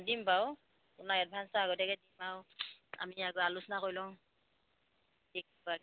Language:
Assamese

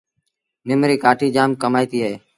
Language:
Sindhi Bhil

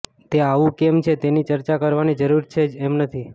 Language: Gujarati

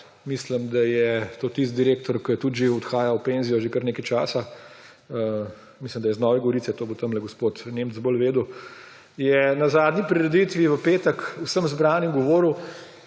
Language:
Slovenian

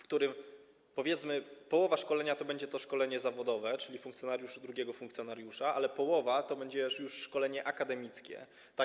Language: Polish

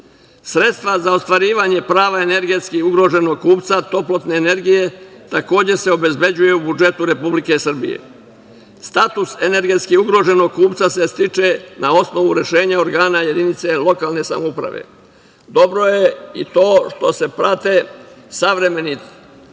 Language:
Serbian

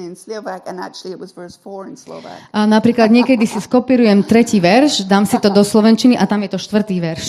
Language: Slovak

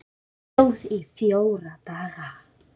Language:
Icelandic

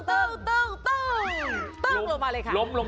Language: Thai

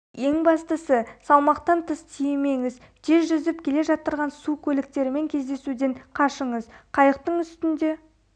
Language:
Kazakh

